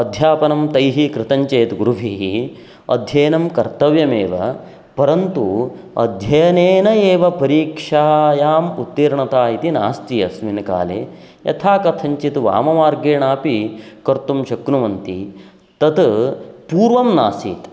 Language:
Sanskrit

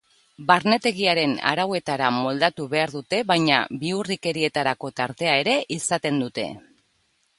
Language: Basque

